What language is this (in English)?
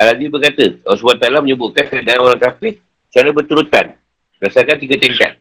Malay